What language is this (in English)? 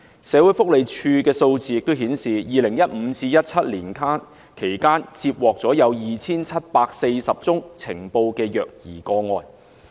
Cantonese